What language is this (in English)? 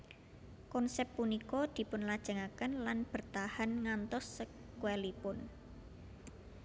Javanese